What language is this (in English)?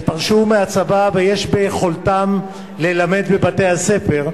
Hebrew